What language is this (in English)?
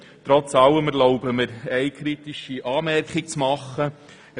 Swiss German